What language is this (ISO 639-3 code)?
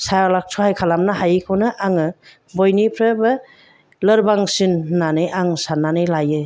brx